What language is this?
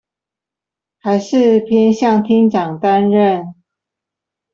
Chinese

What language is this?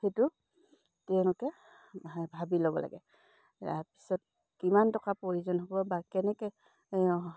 Assamese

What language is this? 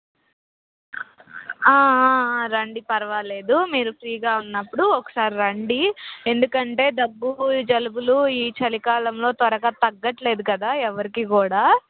Telugu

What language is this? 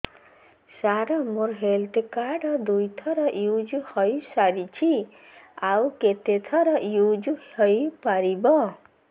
Odia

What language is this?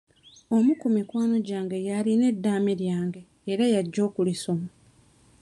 Ganda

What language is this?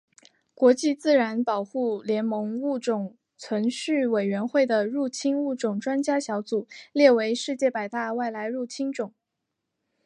Chinese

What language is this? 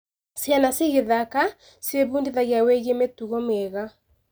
Kikuyu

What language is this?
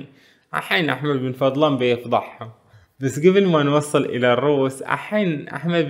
Arabic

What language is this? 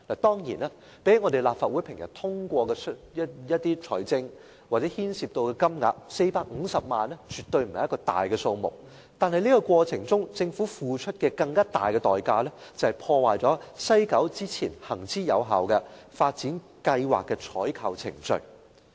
Cantonese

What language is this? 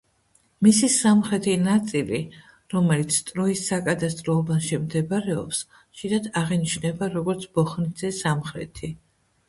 Georgian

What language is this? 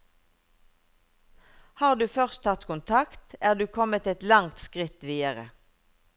Norwegian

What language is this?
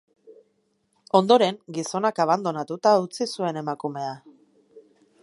Basque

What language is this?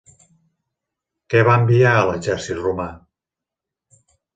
Catalan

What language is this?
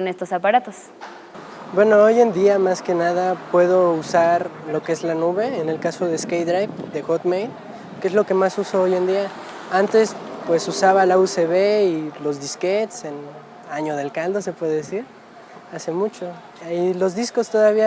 Spanish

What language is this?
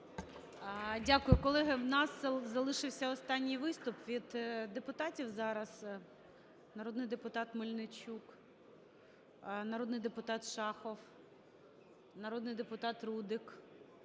Ukrainian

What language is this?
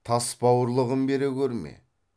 Kazakh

